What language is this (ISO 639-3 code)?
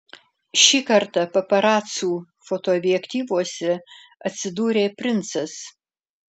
lit